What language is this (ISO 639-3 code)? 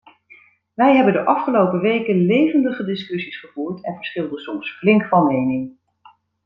nld